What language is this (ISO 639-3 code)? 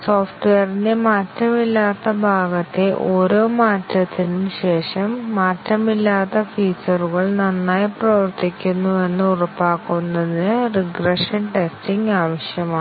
mal